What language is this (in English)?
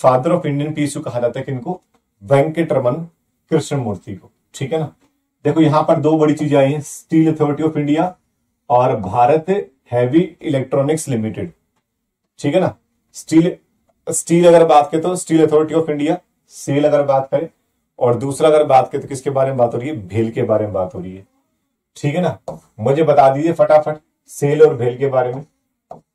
Hindi